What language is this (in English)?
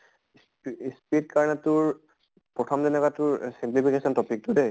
Assamese